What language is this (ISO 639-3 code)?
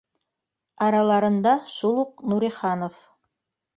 bak